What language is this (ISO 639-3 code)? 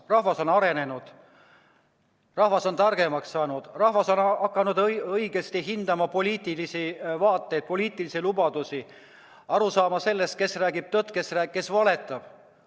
est